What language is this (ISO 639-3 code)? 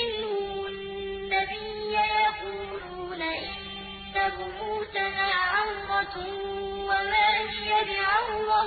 ara